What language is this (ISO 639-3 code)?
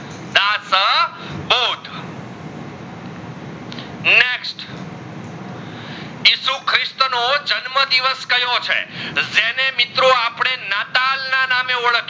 guj